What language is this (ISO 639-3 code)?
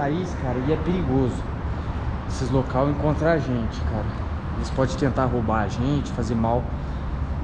por